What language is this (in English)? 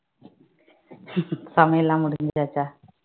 Tamil